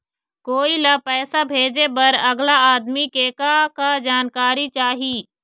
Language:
Chhattisgarhi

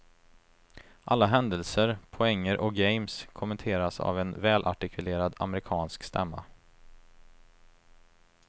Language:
Swedish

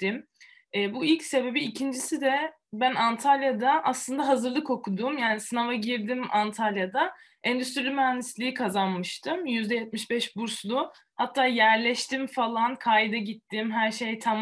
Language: Turkish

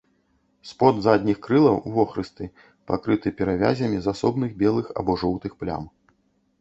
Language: Belarusian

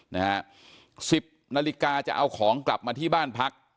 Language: Thai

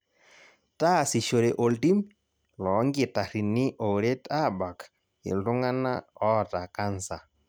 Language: Masai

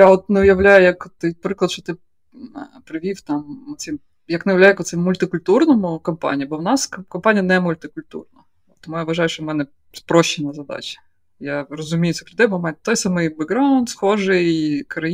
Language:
Ukrainian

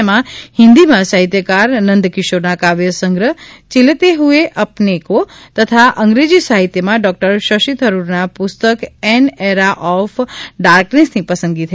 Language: Gujarati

